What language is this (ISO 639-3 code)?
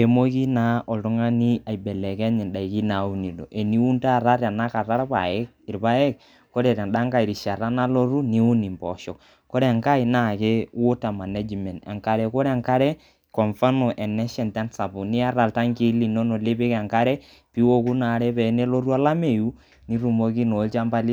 mas